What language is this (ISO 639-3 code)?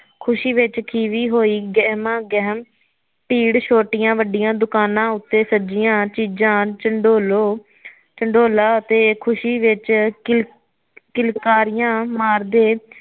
pan